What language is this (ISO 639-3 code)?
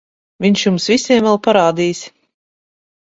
lav